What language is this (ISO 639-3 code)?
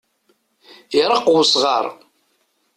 kab